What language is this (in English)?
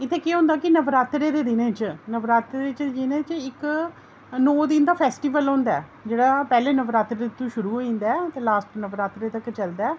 Dogri